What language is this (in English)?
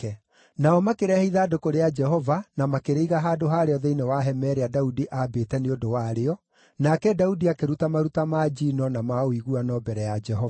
Kikuyu